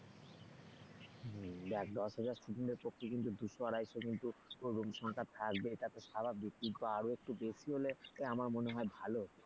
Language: Bangla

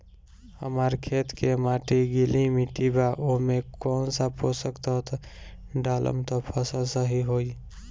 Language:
Bhojpuri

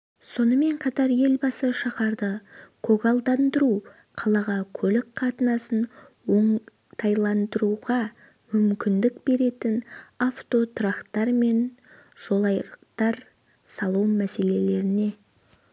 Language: Kazakh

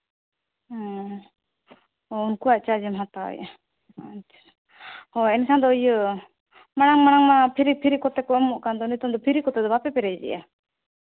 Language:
Santali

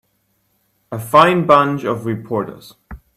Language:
English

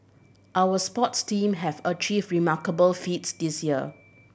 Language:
English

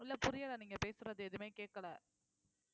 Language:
Tamil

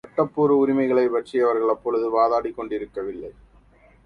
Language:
Tamil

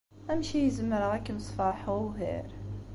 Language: Kabyle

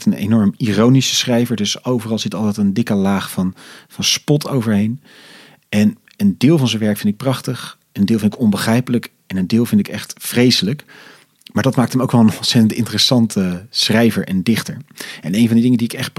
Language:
Dutch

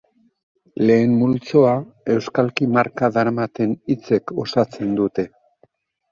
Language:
Basque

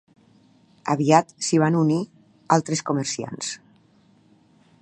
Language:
Catalan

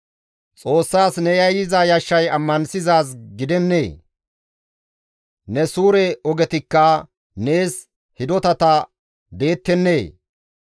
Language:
Gamo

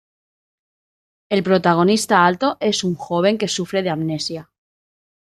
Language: Spanish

